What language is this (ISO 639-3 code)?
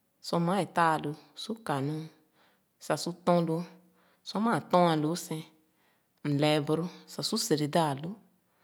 ogo